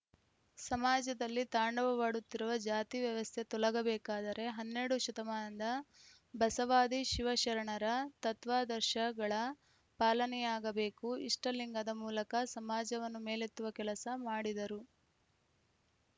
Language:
Kannada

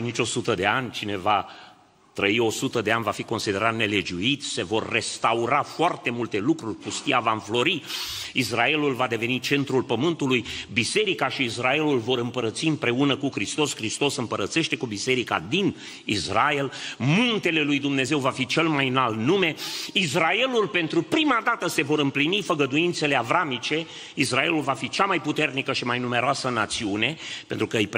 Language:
Romanian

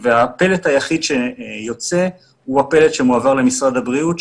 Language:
Hebrew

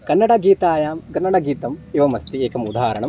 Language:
Sanskrit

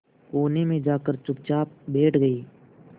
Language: Hindi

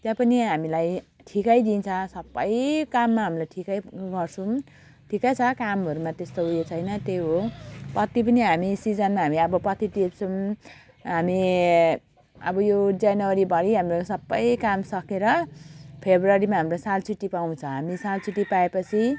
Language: Nepali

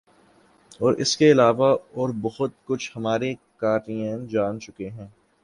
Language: Urdu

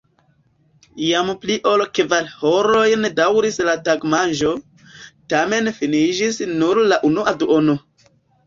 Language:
Esperanto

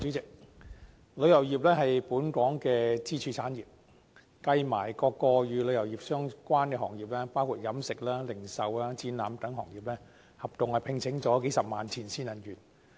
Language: Cantonese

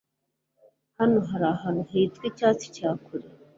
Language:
Kinyarwanda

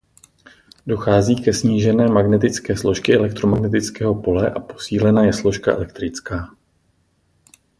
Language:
Czech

